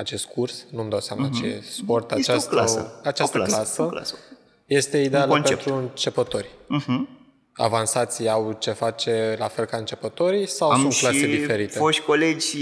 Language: Romanian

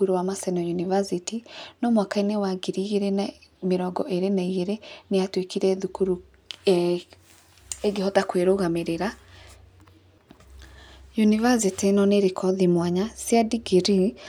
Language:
Kikuyu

